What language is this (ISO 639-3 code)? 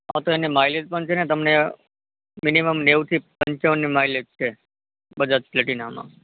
guj